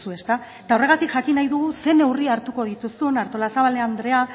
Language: Basque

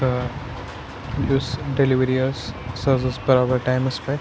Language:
Kashmiri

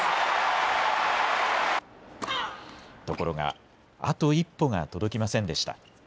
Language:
Japanese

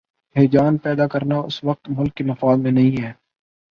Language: Urdu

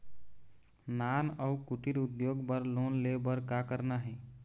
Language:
Chhattisgarhi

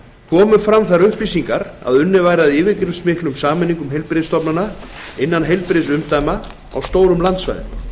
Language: Icelandic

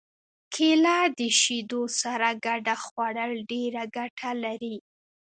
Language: Pashto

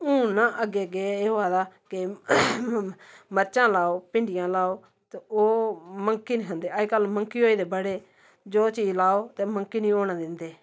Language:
Dogri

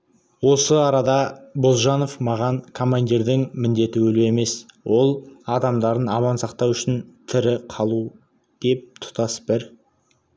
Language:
Kazakh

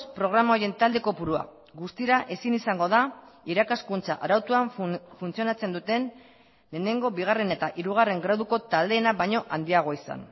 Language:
Basque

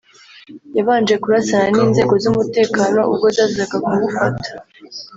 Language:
Kinyarwanda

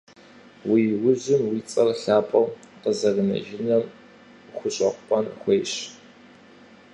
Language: Kabardian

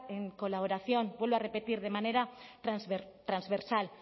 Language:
Spanish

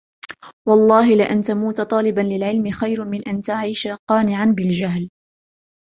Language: Arabic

